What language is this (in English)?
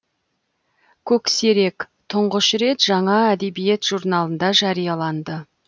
Kazakh